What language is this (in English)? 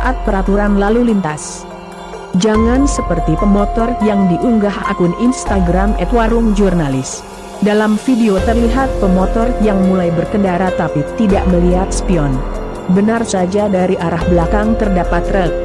Indonesian